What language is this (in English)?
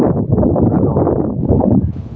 Santali